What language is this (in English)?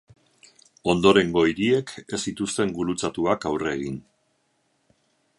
Basque